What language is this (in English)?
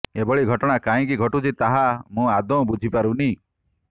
Odia